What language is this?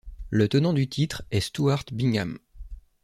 French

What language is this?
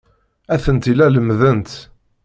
Kabyle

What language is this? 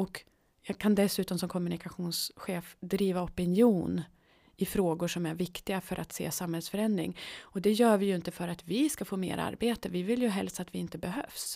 Swedish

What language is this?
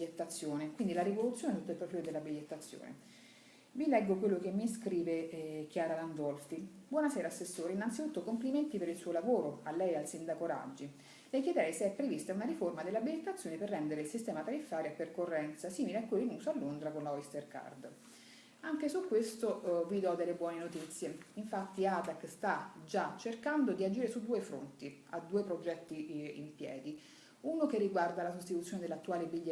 Italian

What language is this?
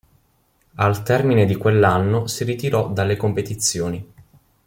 Italian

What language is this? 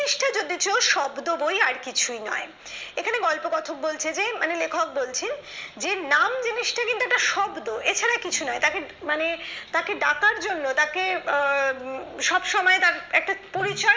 Bangla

